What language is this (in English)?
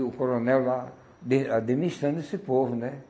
Portuguese